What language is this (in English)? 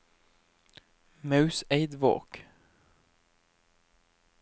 Norwegian